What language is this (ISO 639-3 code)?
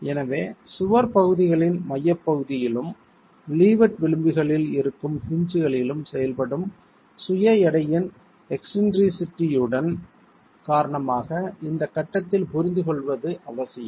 tam